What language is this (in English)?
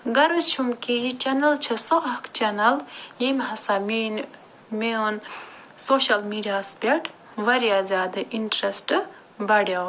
Kashmiri